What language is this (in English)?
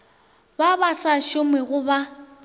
Northern Sotho